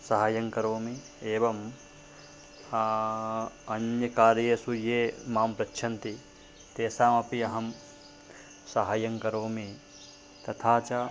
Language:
Sanskrit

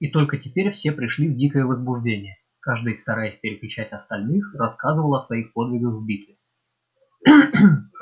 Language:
Russian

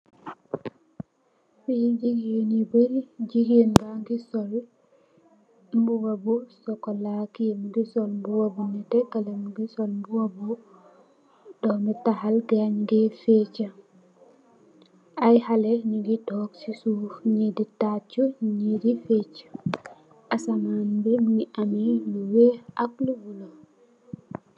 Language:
Wolof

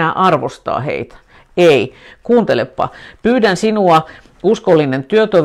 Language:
Finnish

